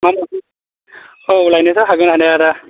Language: Bodo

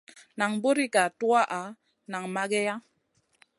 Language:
Masana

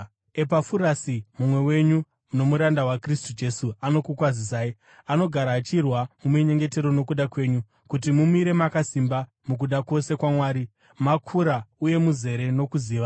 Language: Shona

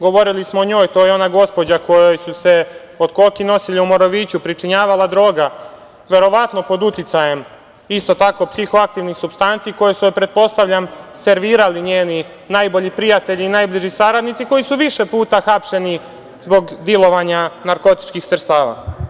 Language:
Serbian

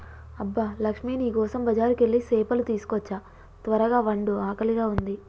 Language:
Telugu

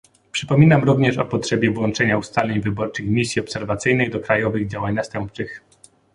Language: Polish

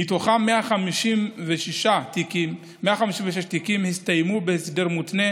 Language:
Hebrew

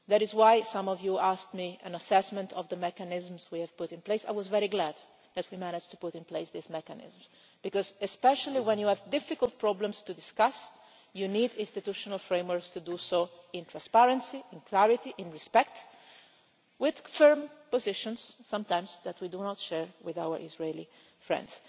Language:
English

